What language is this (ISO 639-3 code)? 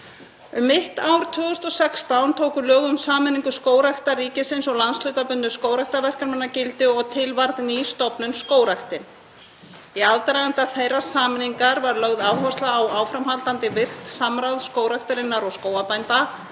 isl